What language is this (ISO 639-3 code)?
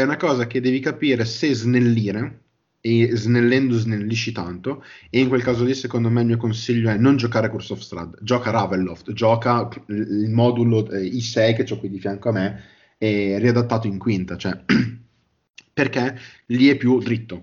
ita